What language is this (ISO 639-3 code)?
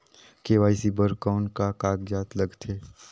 hne